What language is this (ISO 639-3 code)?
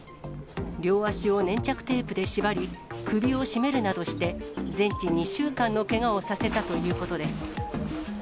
jpn